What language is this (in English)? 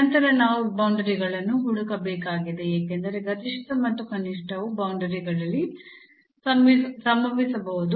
Kannada